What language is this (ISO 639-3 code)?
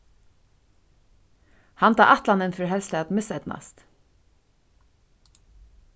fao